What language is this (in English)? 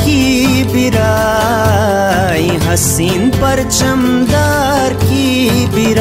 Hindi